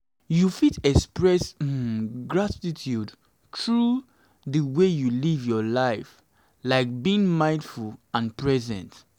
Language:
Nigerian Pidgin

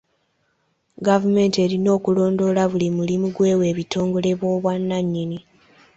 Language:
Ganda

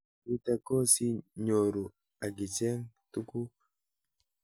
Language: Kalenjin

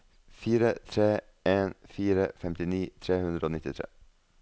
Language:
Norwegian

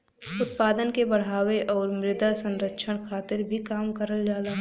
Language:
Bhojpuri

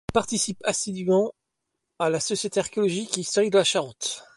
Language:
French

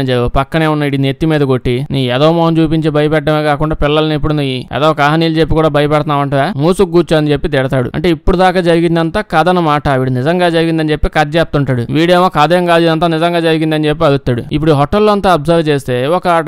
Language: Telugu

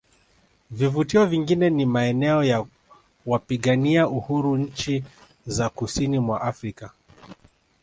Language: Swahili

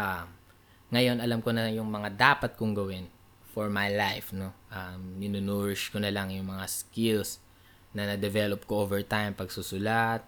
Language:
Filipino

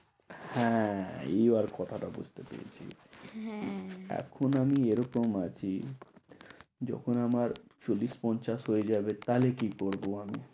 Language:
Bangla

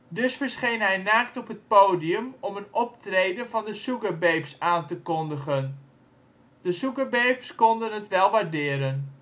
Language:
Dutch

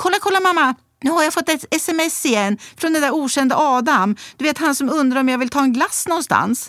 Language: Swedish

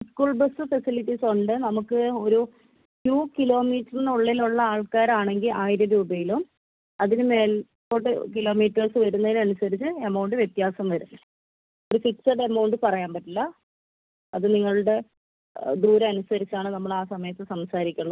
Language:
Malayalam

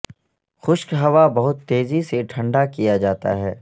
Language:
Urdu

